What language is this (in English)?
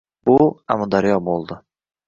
Uzbek